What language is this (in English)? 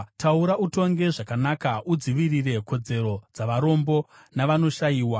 Shona